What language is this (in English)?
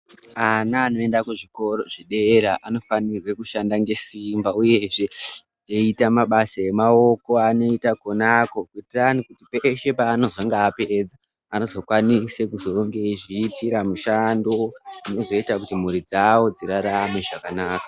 Ndau